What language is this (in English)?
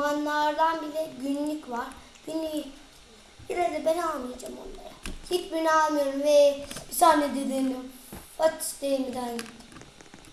Turkish